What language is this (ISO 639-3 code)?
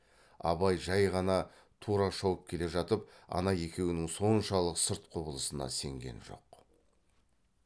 kaz